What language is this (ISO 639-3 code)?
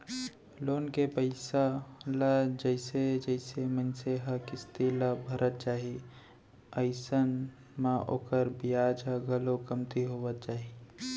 hne